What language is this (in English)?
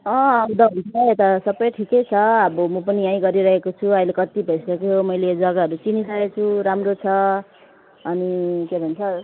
Nepali